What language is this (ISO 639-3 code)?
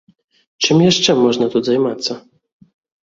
bel